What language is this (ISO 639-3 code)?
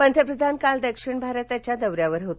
mar